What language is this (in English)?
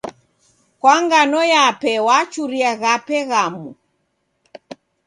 Taita